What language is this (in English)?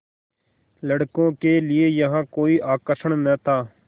Hindi